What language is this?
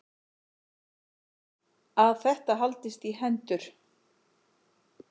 Icelandic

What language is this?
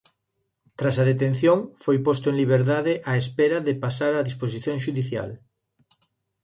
Galician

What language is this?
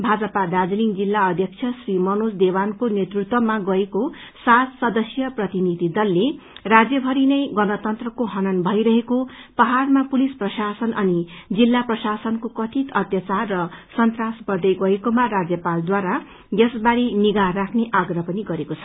Nepali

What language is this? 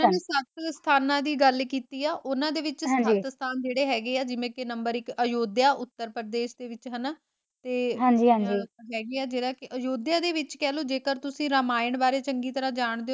Punjabi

